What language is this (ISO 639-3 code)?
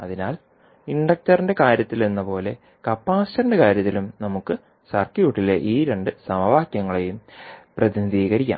mal